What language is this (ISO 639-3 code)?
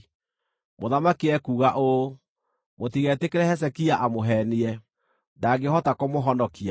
kik